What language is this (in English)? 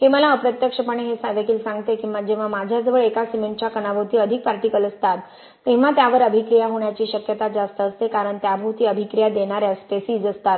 Marathi